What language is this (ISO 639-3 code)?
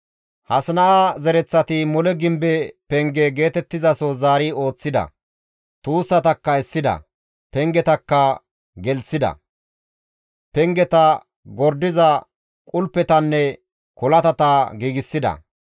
gmv